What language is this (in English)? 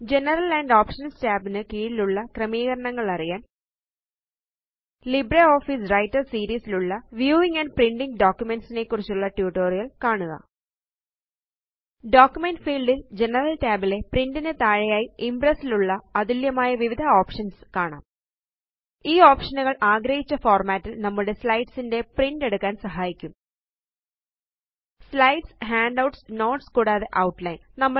Malayalam